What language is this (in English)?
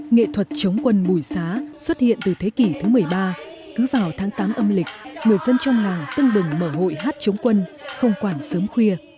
Vietnamese